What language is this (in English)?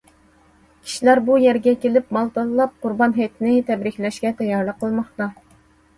Uyghur